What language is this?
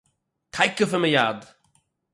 Yiddish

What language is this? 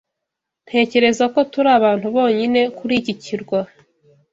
Kinyarwanda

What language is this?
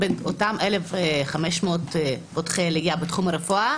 Hebrew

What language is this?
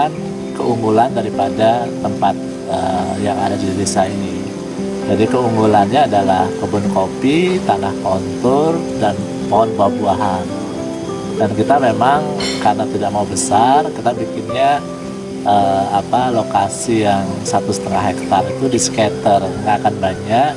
Indonesian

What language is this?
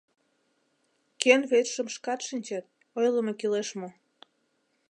Mari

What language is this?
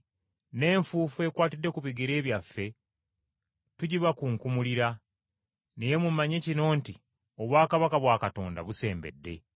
Ganda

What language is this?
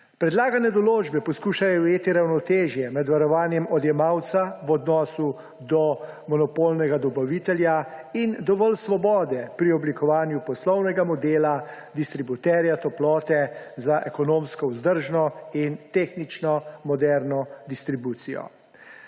Slovenian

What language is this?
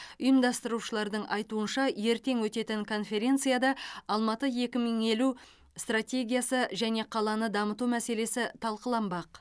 Kazakh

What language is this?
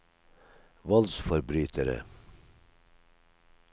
Norwegian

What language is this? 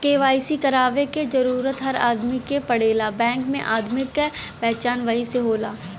Bhojpuri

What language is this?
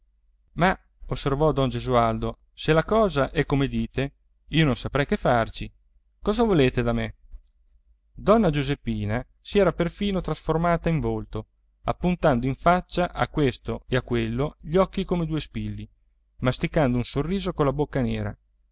Italian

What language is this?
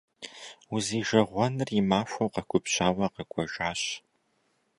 Kabardian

